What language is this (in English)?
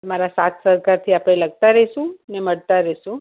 Gujarati